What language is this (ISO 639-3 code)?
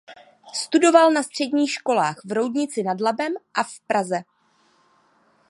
ces